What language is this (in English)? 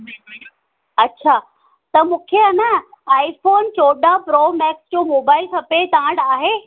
Sindhi